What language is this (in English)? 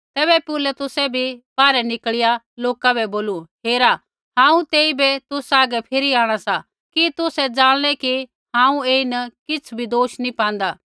Kullu Pahari